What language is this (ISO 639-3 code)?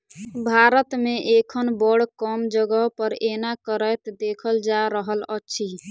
mai